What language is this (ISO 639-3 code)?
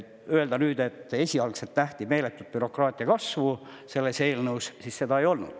est